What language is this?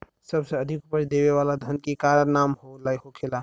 Bhojpuri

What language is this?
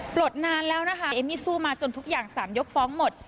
Thai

